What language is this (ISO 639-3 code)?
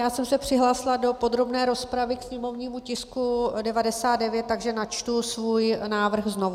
ces